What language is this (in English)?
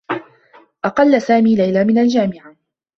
Arabic